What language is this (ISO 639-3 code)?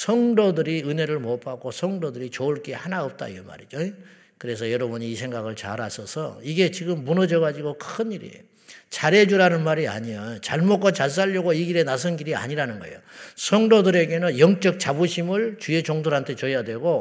kor